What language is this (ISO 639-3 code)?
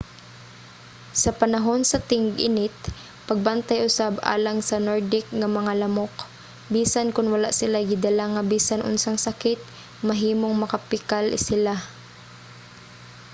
ceb